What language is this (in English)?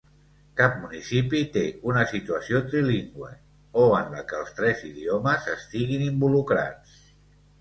Catalan